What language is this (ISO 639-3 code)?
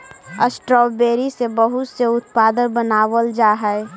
mag